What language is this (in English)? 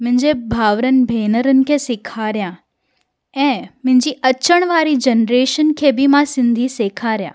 Sindhi